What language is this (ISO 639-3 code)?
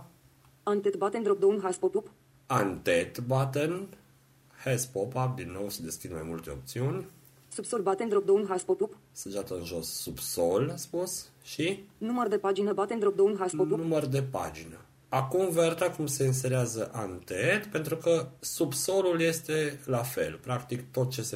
ron